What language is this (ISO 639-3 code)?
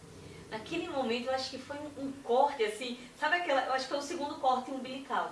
por